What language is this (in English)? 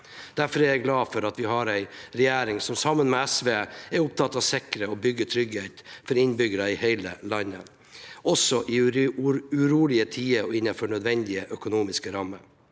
Norwegian